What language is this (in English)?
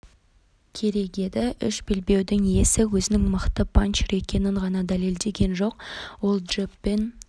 Kazakh